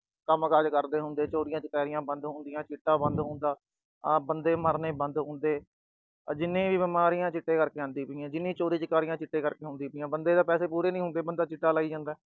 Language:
Punjabi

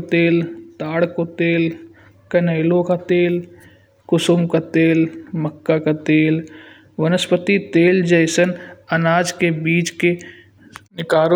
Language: Kanauji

